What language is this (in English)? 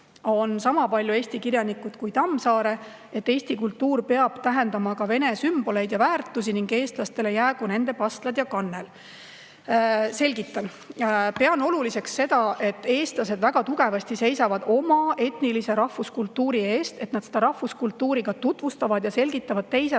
Estonian